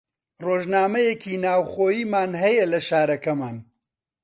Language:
Central Kurdish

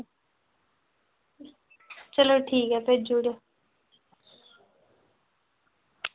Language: Dogri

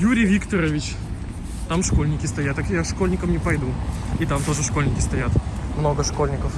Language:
Russian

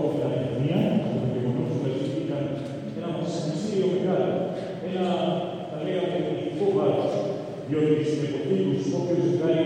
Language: Greek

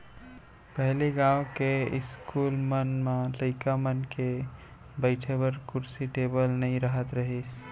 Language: Chhattisgarhi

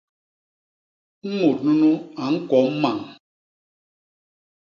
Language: Basaa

